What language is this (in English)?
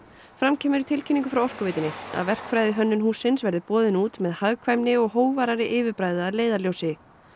Icelandic